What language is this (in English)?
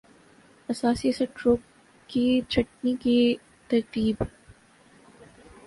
Urdu